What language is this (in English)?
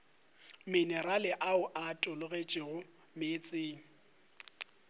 Northern Sotho